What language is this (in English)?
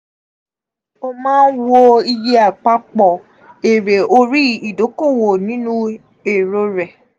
Yoruba